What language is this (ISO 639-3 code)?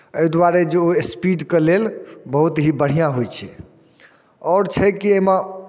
mai